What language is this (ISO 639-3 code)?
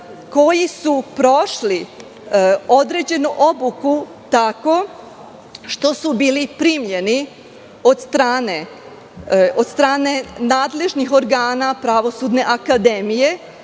srp